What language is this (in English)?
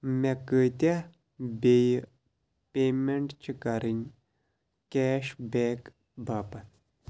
Kashmiri